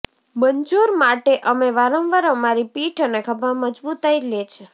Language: Gujarati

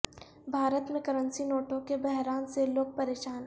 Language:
Urdu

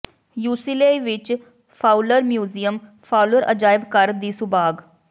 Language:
Punjabi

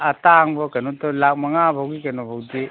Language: Manipuri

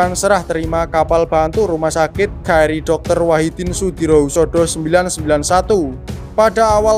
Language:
Indonesian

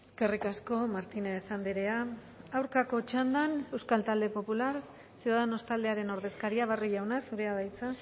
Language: Basque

